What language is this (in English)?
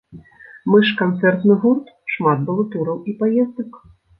Belarusian